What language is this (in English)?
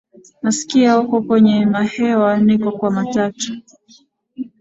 Swahili